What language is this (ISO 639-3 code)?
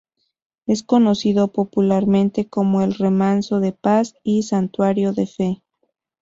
spa